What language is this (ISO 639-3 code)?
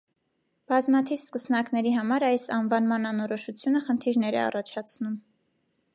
hye